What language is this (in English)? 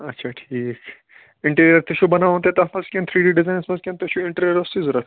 Kashmiri